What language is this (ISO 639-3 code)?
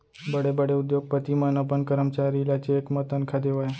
hne